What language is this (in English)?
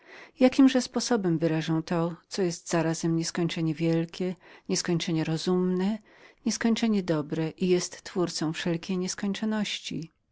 Polish